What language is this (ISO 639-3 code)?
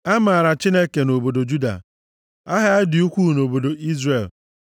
ibo